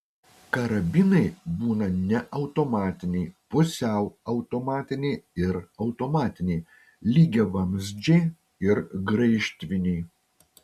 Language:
Lithuanian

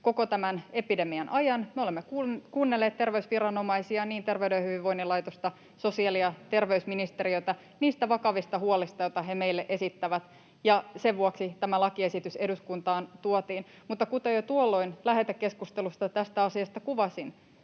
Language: Finnish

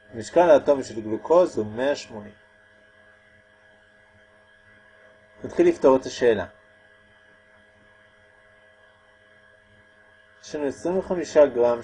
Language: Hebrew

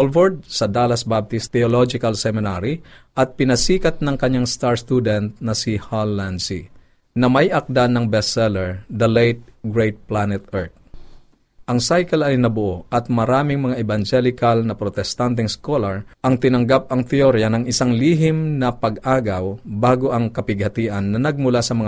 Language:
Filipino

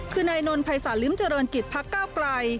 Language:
Thai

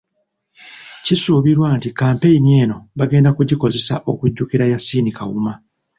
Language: Ganda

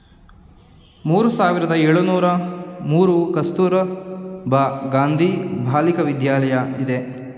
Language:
Kannada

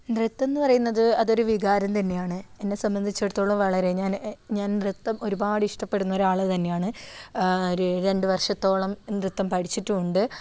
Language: Malayalam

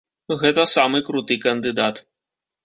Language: Belarusian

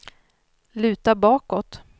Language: Swedish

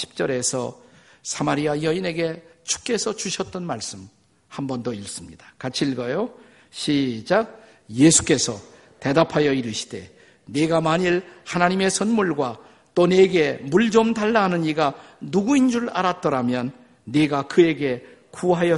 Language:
Korean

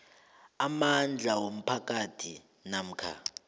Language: South Ndebele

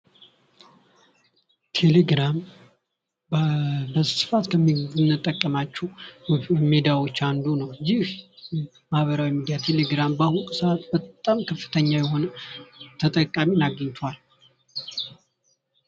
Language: Amharic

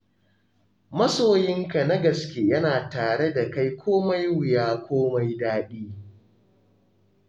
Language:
Hausa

